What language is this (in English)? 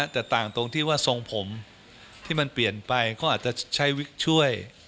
Thai